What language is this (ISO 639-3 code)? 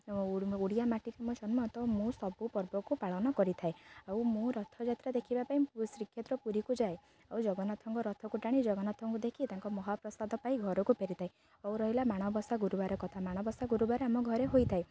ori